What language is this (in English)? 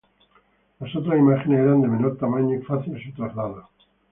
Spanish